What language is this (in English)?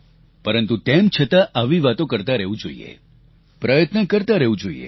Gujarati